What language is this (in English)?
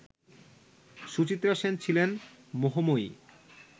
Bangla